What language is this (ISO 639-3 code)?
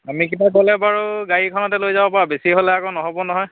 asm